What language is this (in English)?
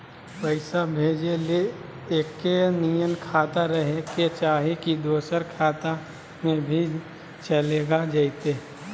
Magahi